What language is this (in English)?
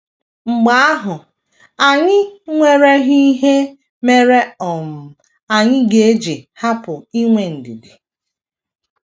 Igbo